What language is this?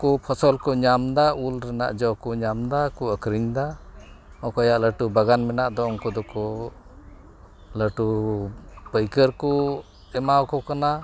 Santali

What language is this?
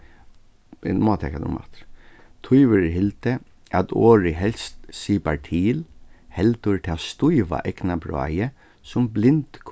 Faroese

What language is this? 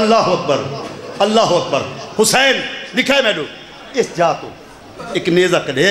Arabic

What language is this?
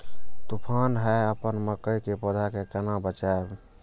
Maithili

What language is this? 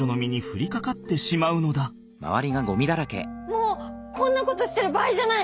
Japanese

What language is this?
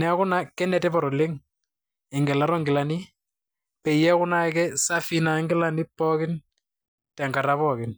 Masai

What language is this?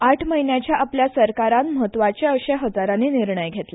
Konkani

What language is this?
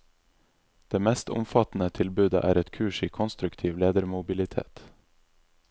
Norwegian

